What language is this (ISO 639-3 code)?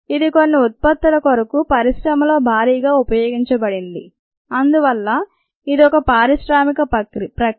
tel